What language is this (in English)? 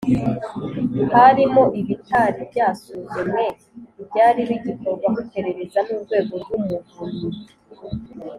Kinyarwanda